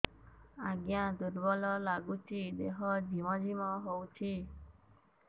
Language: Odia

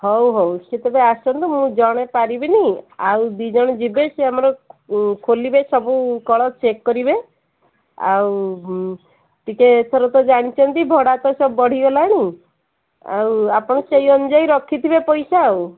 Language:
Odia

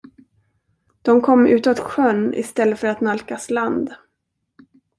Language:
Swedish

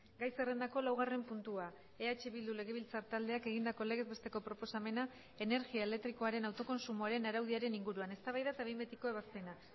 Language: Basque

